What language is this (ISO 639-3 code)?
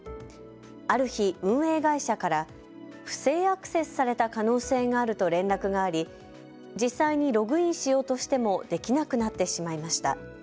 jpn